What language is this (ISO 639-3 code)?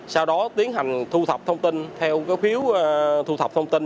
vie